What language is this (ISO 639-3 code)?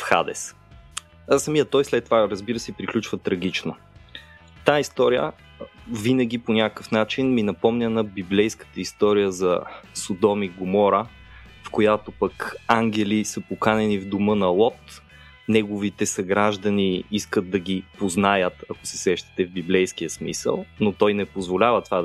bul